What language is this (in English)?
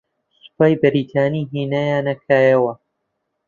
Central Kurdish